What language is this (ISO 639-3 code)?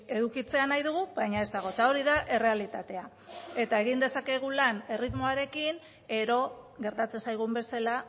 eus